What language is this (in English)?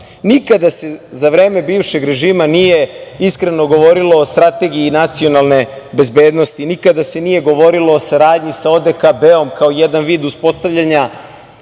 Serbian